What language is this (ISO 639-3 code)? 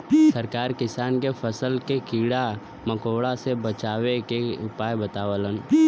bho